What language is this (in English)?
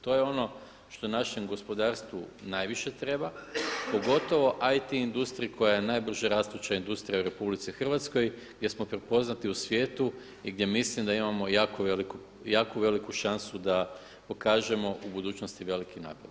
Croatian